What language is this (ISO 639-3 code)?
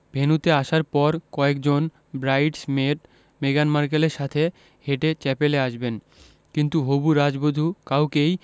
ben